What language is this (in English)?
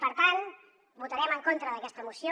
Catalan